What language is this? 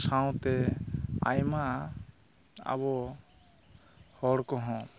Santali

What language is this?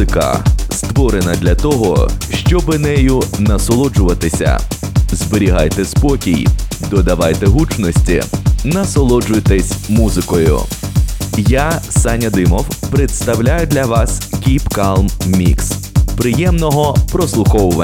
Ukrainian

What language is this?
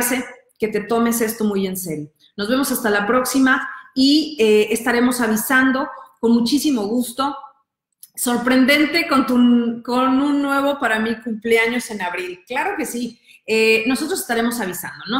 Spanish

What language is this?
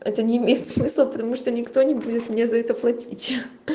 Russian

